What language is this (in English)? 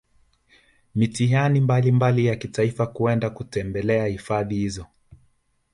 Swahili